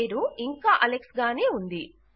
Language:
Telugu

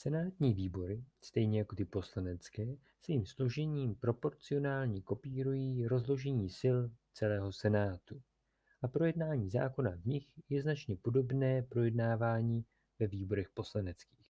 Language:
Czech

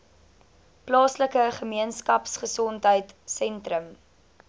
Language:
Afrikaans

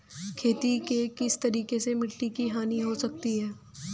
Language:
Hindi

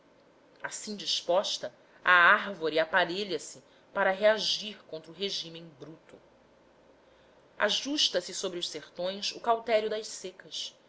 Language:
Portuguese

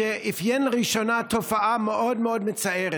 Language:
Hebrew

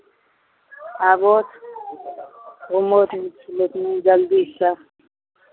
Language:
Maithili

